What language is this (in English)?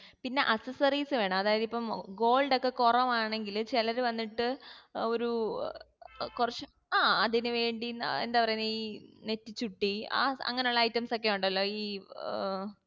Malayalam